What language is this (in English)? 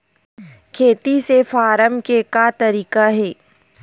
Chhattisgarhi